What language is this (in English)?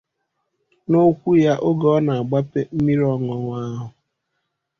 Igbo